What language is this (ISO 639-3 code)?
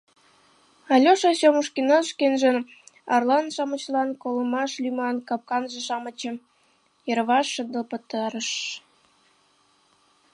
chm